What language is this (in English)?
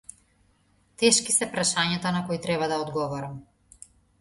Macedonian